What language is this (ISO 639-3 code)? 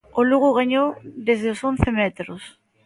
glg